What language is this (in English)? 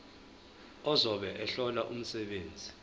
Zulu